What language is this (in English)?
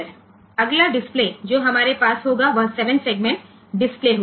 Gujarati